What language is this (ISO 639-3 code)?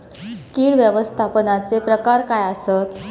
mar